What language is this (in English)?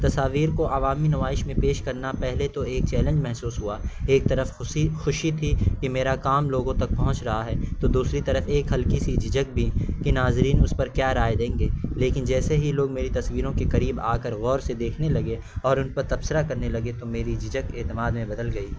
Urdu